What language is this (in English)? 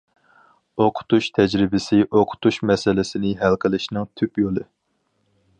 Uyghur